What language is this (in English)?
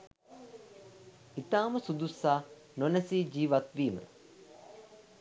Sinhala